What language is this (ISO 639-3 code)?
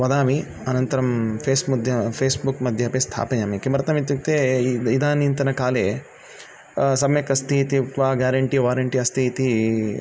san